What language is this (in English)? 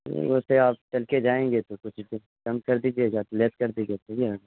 Urdu